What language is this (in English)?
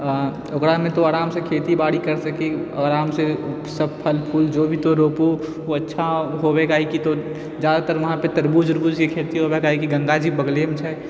Maithili